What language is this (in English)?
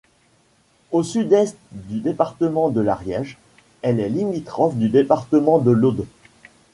French